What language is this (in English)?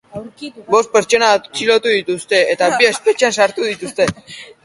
Basque